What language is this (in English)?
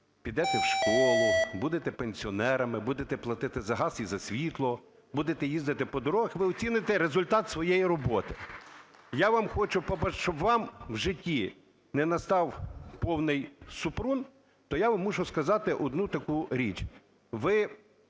Ukrainian